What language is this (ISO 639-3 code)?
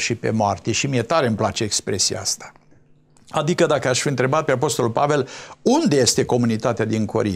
ron